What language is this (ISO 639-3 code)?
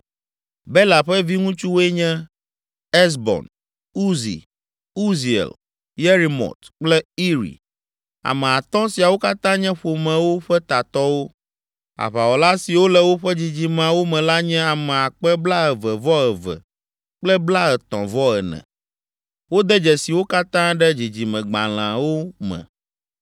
ewe